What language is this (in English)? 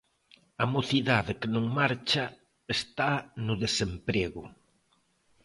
Galician